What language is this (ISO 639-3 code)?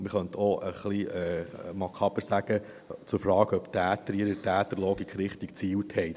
gsw